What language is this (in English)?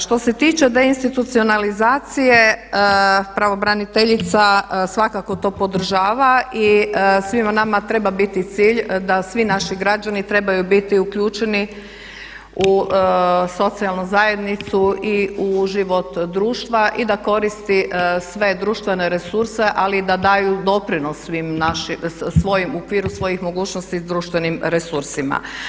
Croatian